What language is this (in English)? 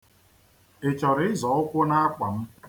Igbo